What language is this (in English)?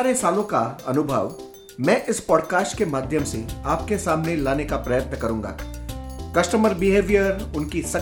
Hindi